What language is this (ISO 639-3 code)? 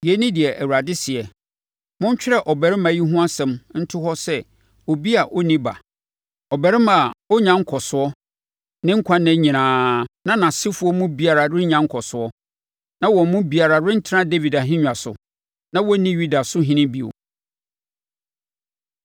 aka